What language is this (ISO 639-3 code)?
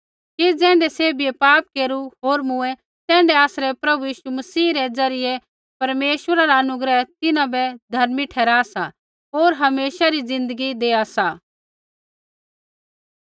kfx